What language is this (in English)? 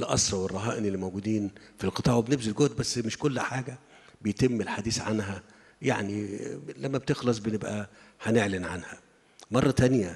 Arabic